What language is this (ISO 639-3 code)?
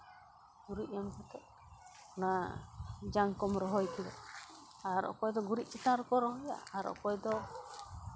sat